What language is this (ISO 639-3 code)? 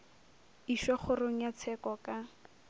nso